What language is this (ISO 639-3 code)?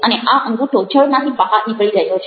guj